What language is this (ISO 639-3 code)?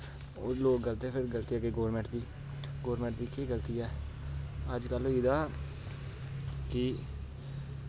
doi